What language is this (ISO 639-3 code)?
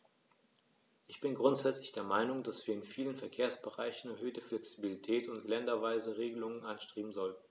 deu